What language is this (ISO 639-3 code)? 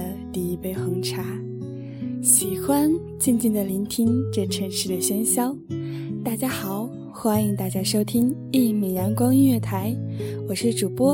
zho